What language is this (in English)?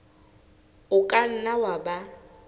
Southern Sotho